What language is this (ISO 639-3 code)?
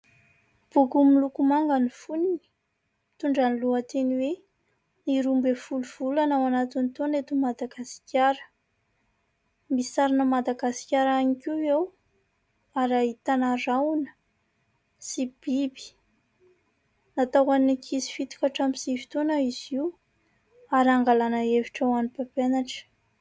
mlg